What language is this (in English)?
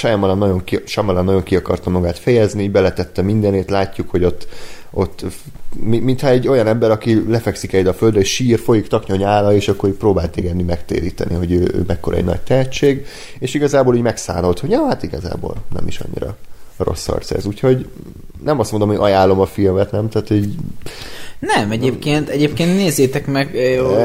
Hungarian